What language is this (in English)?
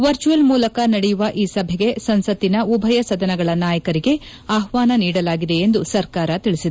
Kannada